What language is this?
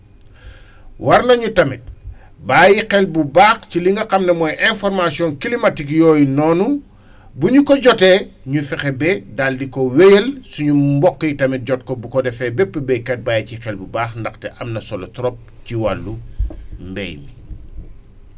Wolof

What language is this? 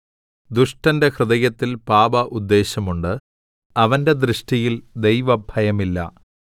Malayalam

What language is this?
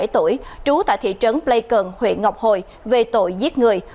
Vietnamese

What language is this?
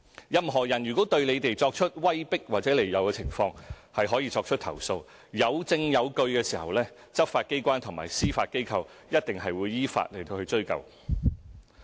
Cantonese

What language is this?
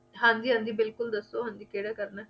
Punjabi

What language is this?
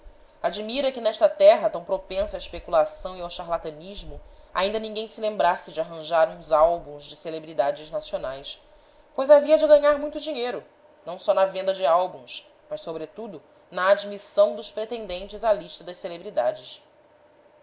Portuguese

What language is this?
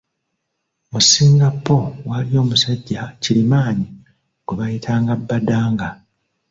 Ganda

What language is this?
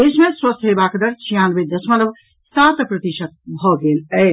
Maithili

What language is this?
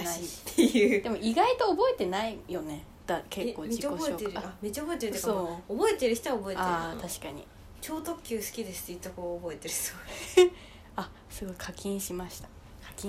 Japanese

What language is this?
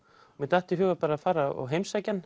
Icelandic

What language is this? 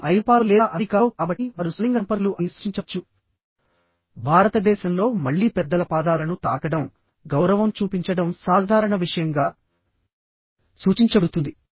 Telugu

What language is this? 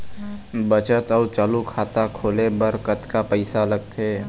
Chhattisgarhi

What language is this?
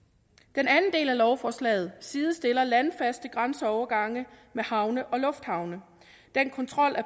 Danish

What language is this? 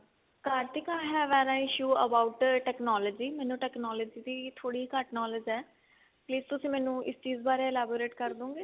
Punjabi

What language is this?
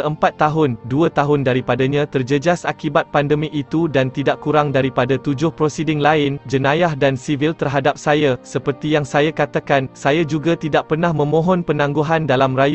Malay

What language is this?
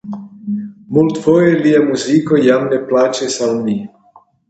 Esperanto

